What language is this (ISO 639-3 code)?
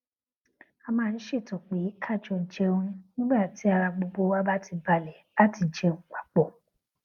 yor